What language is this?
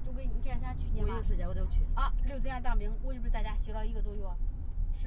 Chinese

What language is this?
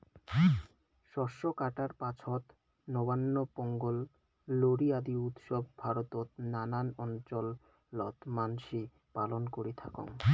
Bangla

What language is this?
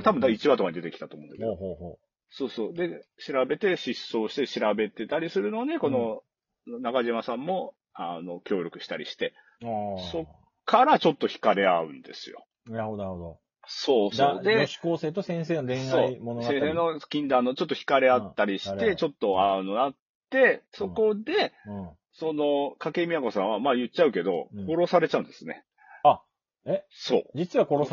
Japanese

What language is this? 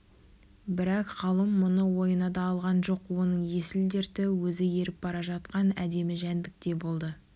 Kazakh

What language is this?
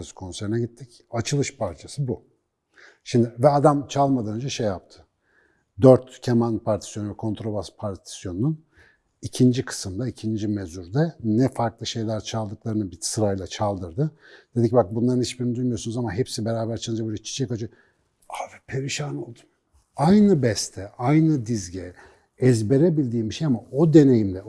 Turkish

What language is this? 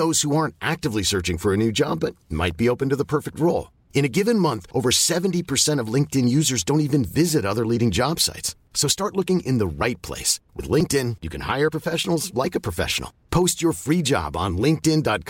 Swedish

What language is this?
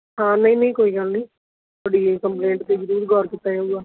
Punjabi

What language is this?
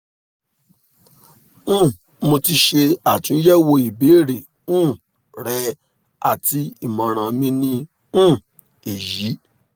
Yoruba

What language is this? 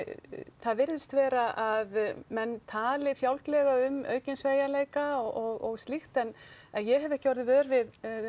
Icelandic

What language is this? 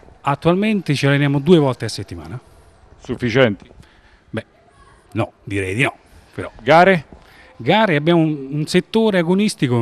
Italian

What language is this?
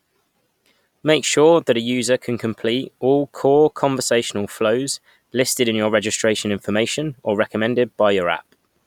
English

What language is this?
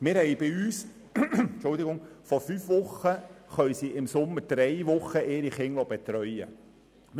Swiss German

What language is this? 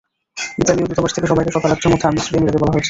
Bangla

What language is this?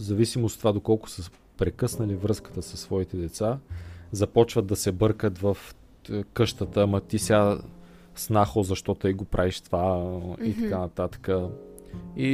Bulgarian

